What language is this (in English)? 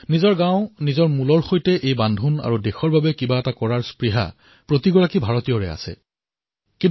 Assamese